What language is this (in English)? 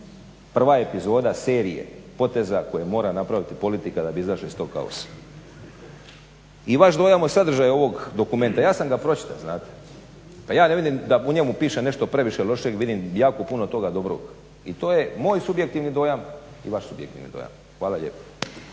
Croatian